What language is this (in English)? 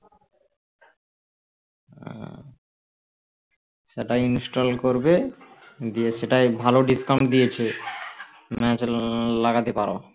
Bangla